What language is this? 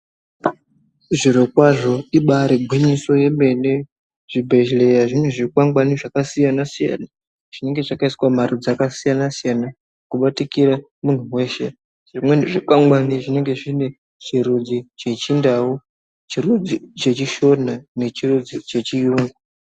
Ndau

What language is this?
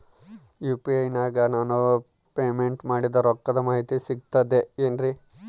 Kannada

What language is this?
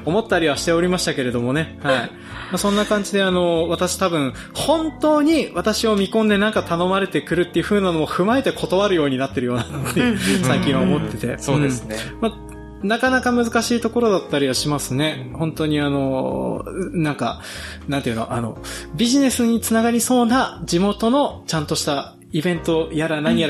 Japanese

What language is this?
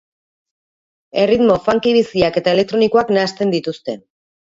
Basque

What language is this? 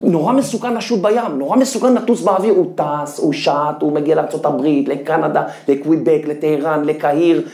Hebrew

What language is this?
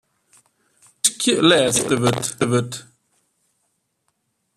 Western Frisian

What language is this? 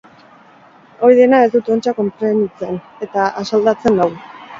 Basque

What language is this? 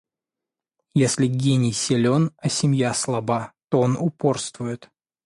Russian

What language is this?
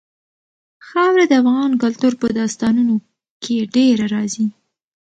Pashto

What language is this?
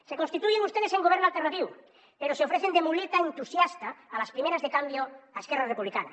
Catalan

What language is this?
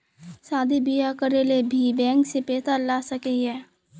Magahi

